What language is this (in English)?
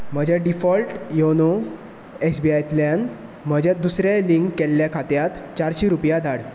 Konkani